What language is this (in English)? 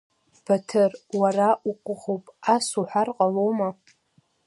Abkhazian